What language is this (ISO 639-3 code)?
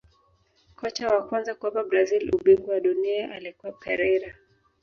swa